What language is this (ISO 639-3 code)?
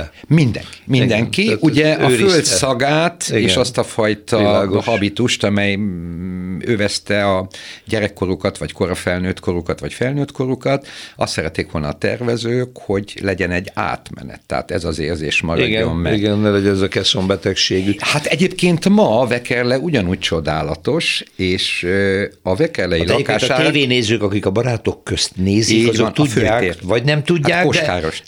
hun